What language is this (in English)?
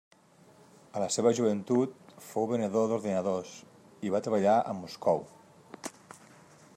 Catalan